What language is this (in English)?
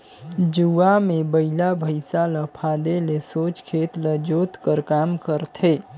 Chhattisgarhi